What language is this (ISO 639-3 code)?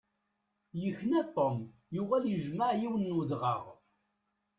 kab